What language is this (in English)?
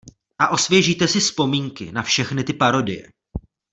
Czech